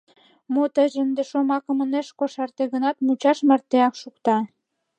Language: Mari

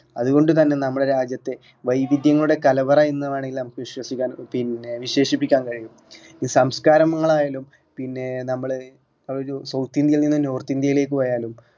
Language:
Malayalam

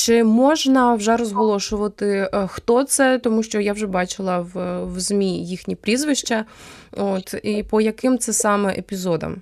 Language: Ukrainian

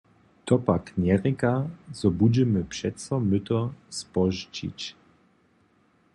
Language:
Upper Sorbian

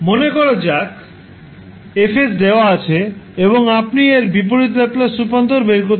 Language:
Bangla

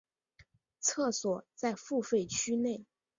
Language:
Chinese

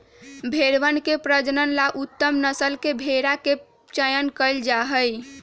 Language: Magahi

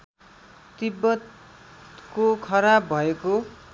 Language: Nepali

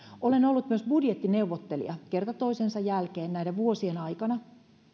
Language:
Finnish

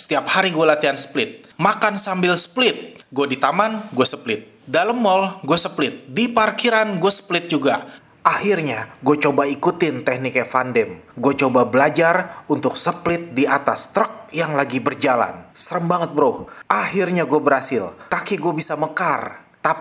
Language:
Indonesian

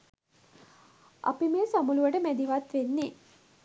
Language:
Sinhala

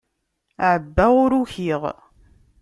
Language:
Kabyle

